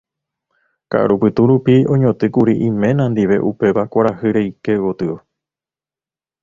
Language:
Guarani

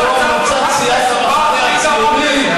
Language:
Hebrew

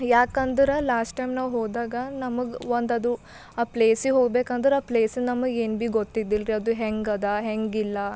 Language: Kannada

